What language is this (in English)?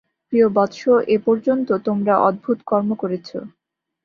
Bangla